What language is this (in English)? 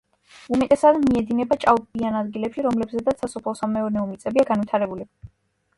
Georgian